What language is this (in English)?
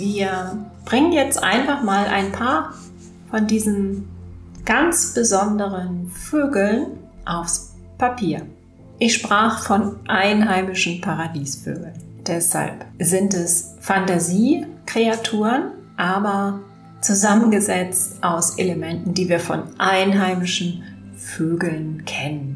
German